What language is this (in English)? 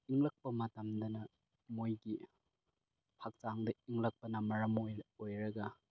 Manipuri